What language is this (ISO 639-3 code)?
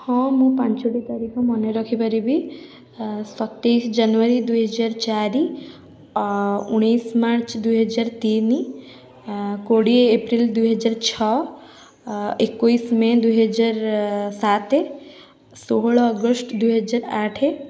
ori